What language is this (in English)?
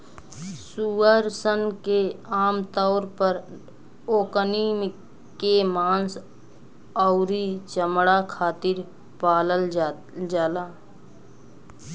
Bhojpuri